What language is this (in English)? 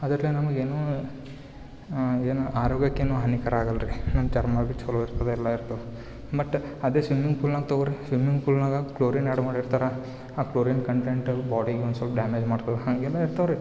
Kannada